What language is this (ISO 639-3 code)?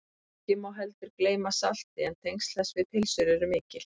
isl